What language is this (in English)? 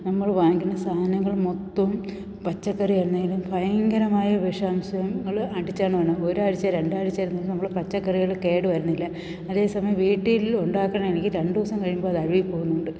Malayalam